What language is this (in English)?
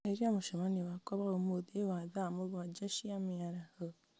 Kikuyu